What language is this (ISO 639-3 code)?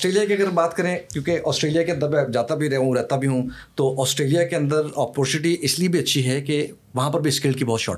urd